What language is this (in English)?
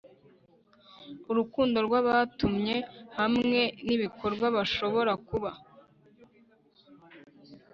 Kinyarwanda